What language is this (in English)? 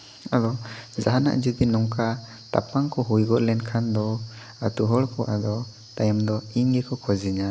Santali